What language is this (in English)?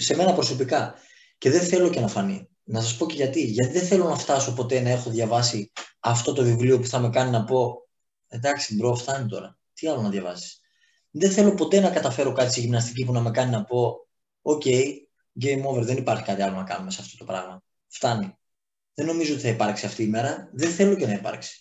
Greek